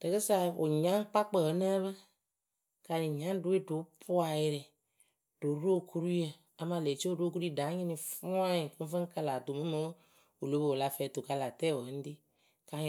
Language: Akebu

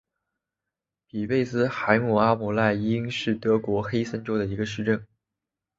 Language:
Chinese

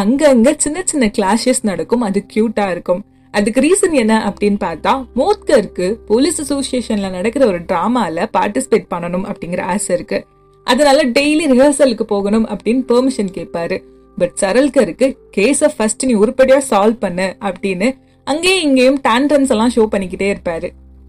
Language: Tamil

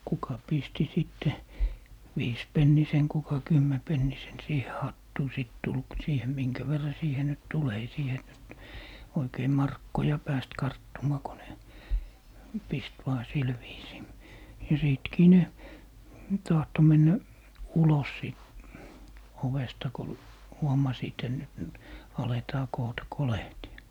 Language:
Finnish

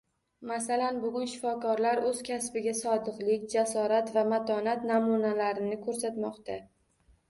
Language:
Uzbek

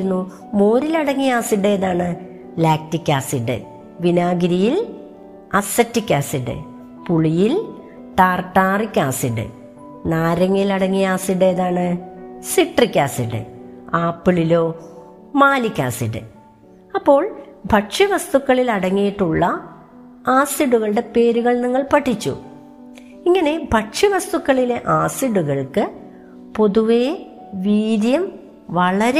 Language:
Malayalam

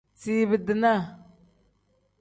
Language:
Tem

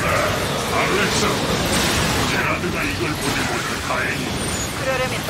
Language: Korean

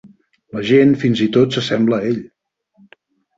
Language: Catalan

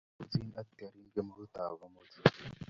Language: Kalenjin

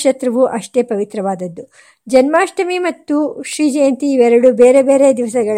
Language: Kannada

